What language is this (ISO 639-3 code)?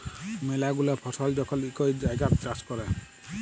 ben